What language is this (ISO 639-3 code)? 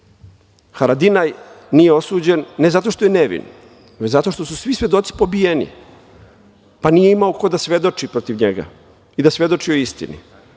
srp